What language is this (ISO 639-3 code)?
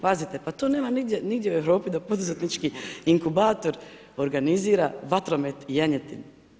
hrv